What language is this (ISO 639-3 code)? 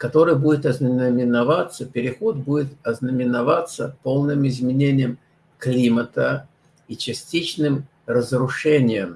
rus